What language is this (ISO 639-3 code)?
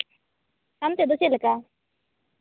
sat